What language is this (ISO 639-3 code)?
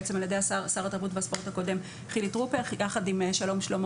heb